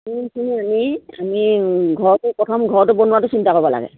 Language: Assamese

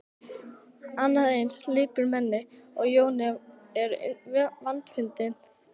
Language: Icelandic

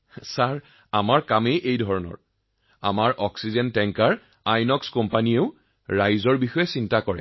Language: Assamese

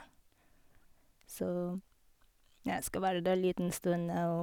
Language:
Norwegian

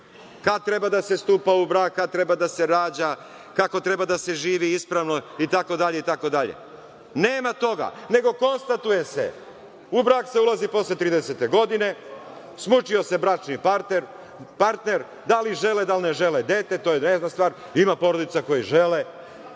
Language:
Serbian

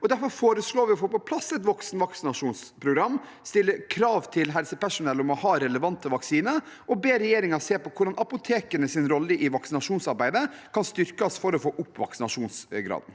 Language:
Norwegian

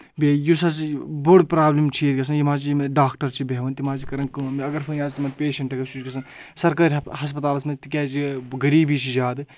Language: Kashmiri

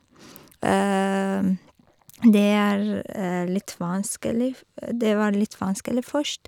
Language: Norwegian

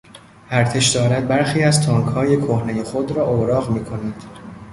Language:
Persian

